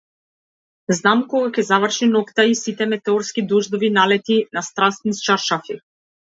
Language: Macedonian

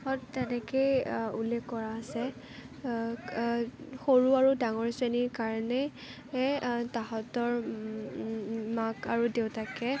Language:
Assamese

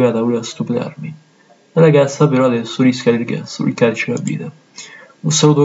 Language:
Italian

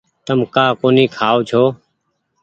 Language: Goaria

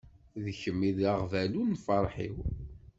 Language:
Kabyle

